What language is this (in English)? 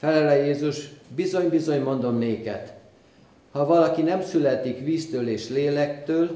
Hungarian